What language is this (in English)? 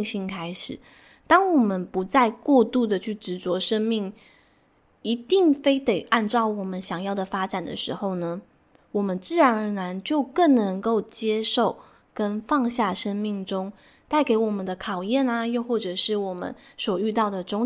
Chinese